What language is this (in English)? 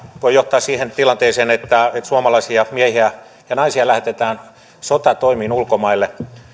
Finnish